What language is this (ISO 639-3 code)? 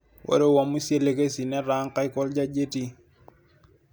mas